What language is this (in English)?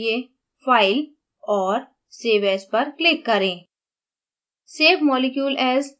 Hindi